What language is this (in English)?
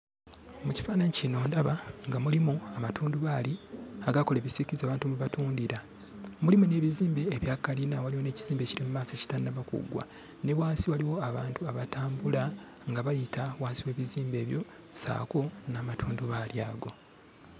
Ganda